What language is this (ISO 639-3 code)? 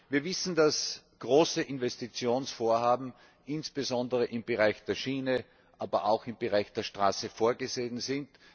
deu